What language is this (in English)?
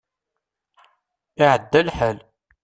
Kabyle